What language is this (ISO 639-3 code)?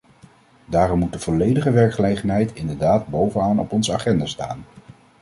nld